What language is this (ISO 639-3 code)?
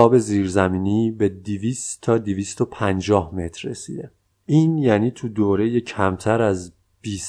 fas